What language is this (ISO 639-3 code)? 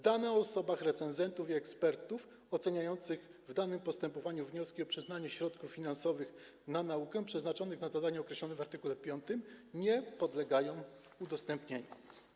pol